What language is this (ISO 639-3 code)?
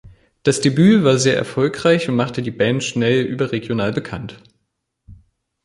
deu